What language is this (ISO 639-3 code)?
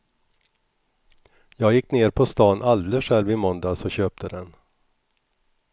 swe